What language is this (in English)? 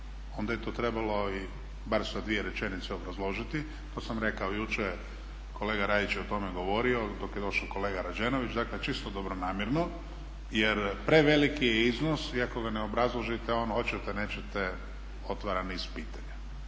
Croatian